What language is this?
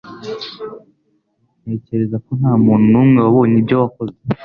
Kinyarwanda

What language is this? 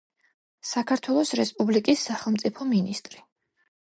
Georgian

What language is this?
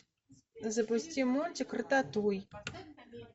Russian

